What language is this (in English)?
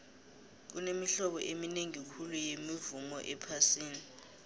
South Ndebele